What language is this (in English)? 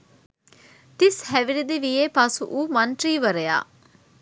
Sinhala